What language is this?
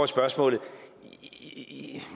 Danish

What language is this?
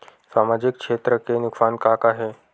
Chhattisgarhi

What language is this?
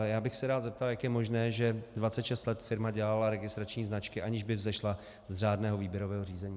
Czech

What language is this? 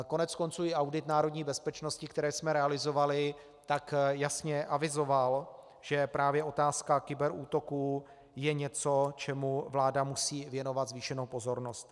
Czech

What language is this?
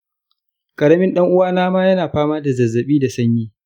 Hausa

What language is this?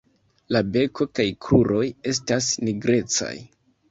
Esperanto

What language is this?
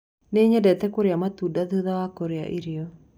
Kikuyu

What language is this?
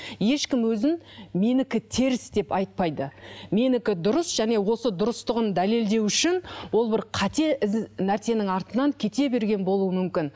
Kazakh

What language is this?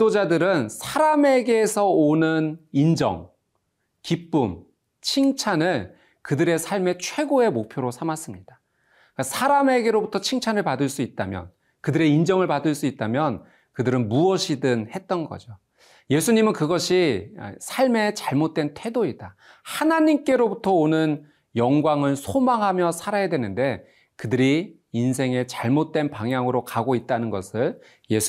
Korean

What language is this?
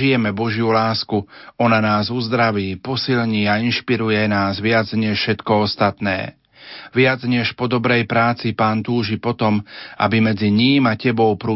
Slovak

